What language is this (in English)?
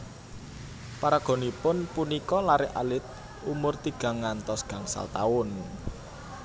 Javanese